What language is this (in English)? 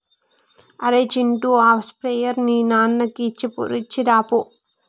Telugu